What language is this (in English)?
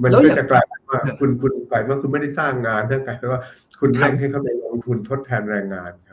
Thai